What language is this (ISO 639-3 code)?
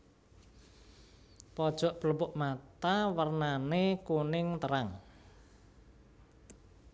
jav